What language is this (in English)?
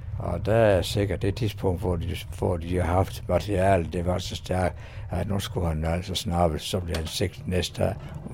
Danish